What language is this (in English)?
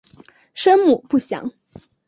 Chinese